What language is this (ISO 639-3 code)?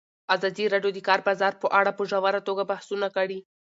pus